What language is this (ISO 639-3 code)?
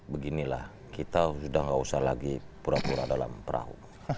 ind